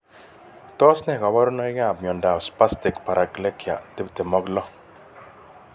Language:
Kalenjin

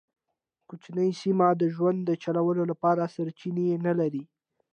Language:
Pashto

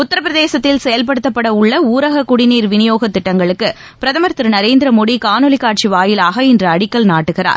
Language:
Tamil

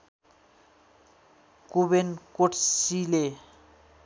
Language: Nepali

